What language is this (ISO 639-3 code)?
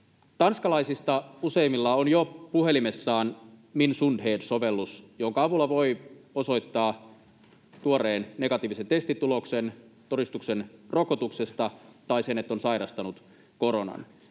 fin